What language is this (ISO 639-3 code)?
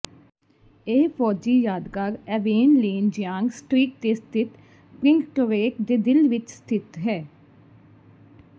pan